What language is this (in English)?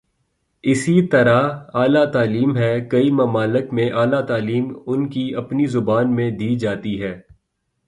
Urdu